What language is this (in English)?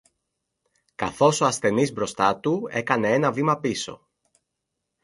Greek